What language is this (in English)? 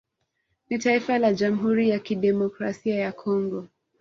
Swahili